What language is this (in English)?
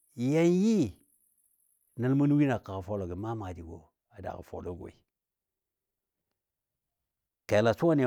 Dadiya